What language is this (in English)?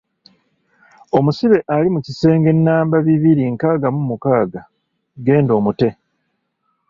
Ganda